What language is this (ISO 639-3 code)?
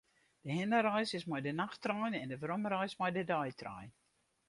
fry